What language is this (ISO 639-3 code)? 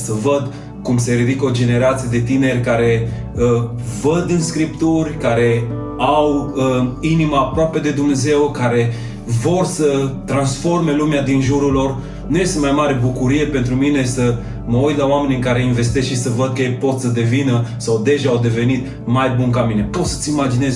ron